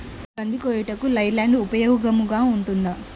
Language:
Telugu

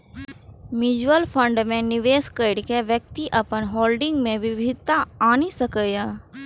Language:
Maithili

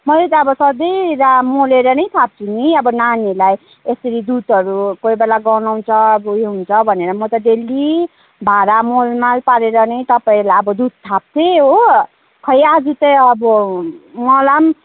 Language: Nepali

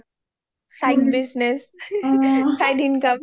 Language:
Assamese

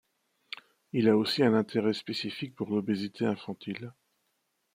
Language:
French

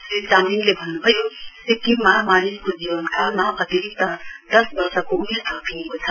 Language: Nepali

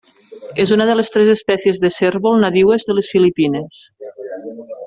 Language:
Catalan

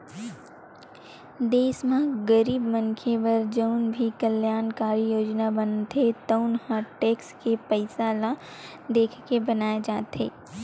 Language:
Chhattisgarhi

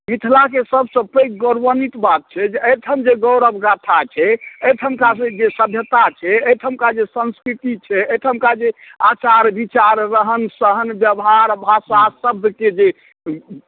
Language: Maithili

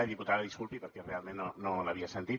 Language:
Catalan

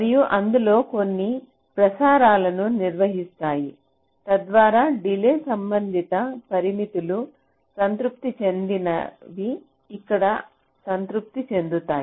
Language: Telugu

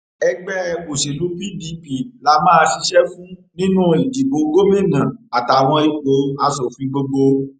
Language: Yoruba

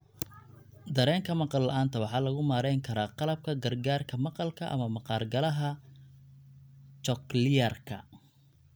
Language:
Somali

